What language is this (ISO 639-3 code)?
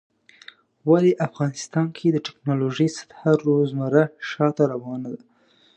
pus